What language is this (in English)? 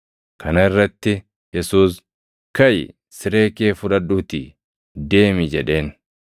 Oromo